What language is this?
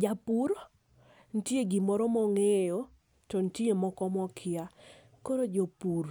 Luo (Kenya and Tanzania)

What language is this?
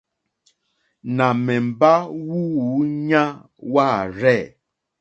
Mokpwe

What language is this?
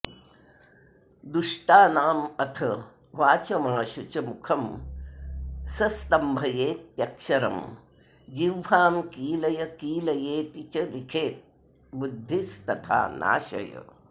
Sanskrit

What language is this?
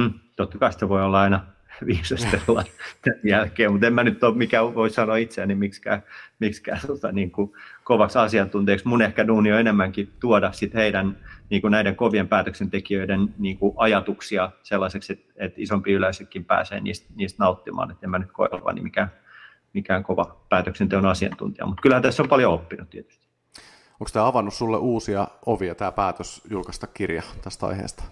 Finnish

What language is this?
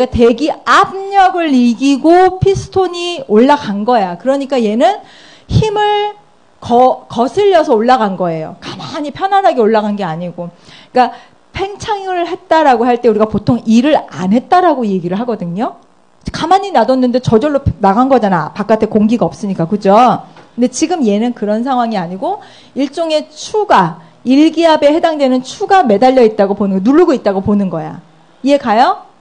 Korean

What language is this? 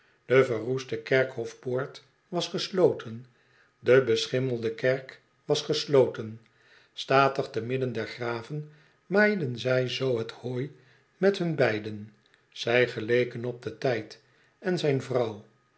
Dutch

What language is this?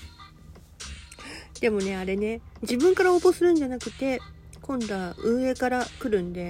Japanese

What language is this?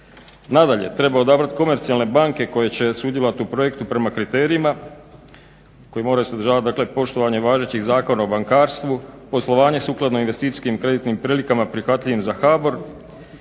Croatian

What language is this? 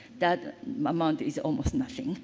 English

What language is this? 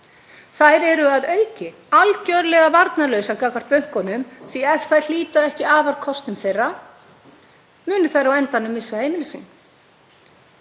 Icelandic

